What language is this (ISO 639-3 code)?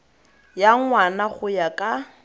tsn